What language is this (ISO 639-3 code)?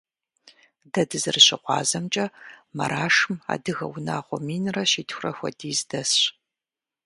kbd